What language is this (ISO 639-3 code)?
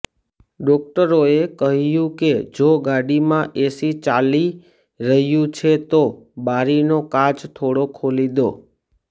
guj